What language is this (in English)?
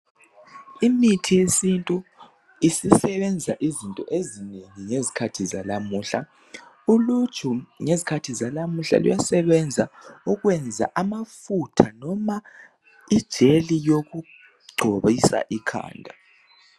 North Ndebele